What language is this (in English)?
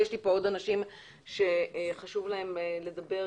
Hebrew